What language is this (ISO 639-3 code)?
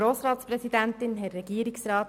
gsw